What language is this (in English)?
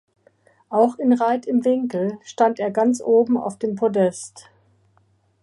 German